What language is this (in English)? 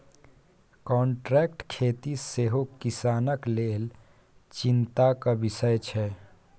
Maithili